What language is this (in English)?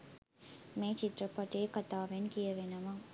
Sinhala